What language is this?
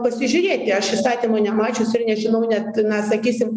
Lithuanian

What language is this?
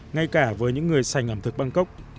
Vietnamese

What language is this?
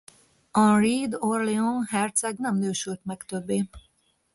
Hungarian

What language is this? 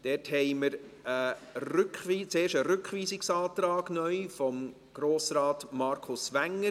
Swiss German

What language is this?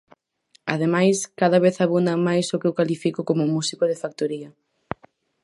Galician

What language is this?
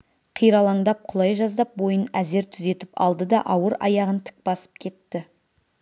Kazakh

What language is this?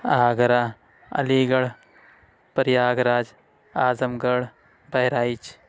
Urdu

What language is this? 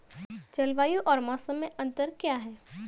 Hindi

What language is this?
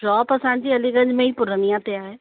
Sindhi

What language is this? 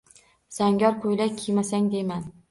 Uzbek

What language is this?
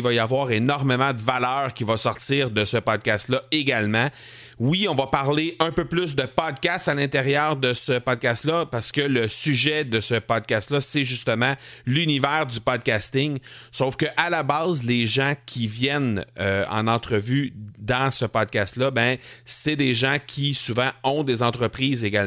French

